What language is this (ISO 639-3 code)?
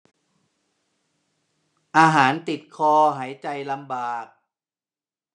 tha